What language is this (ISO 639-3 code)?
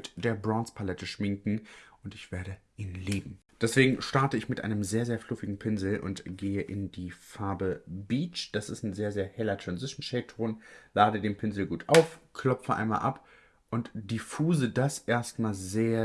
deu